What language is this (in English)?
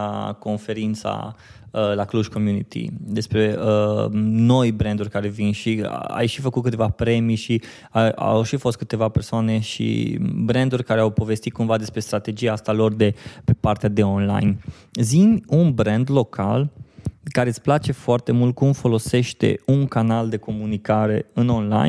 Romanian